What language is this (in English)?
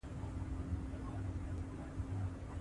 Pashto